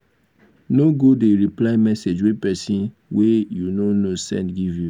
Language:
Nigerian Pidgin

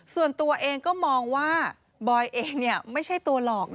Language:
Thai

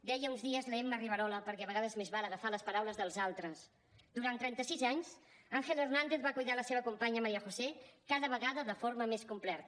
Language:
Catalan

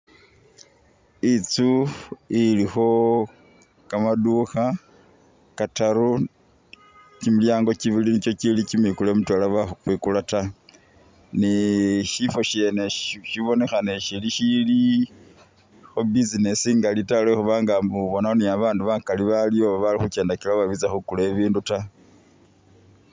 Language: Masaaba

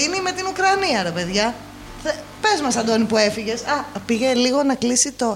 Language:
Greek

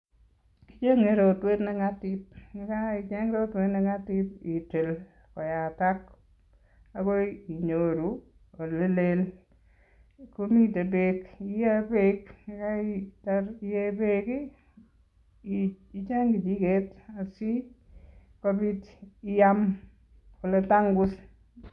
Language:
Kalenjin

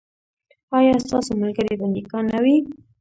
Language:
Pashto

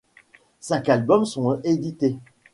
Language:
French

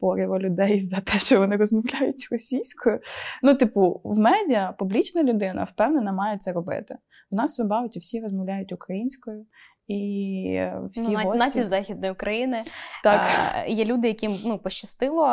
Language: Ukrainian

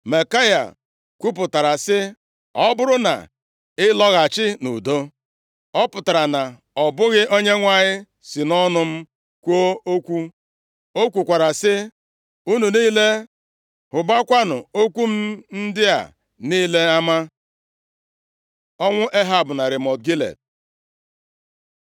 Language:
Igbo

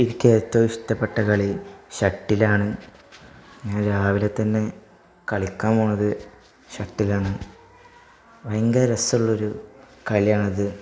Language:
Malayalam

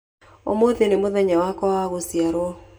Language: Kikuyu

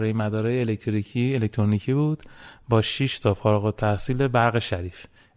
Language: Persian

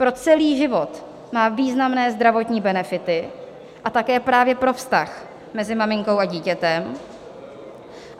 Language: Czech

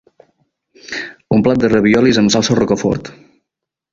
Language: Catalan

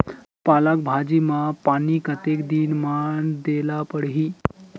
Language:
Chhattisgarhi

